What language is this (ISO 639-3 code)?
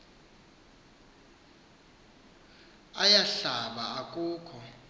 xho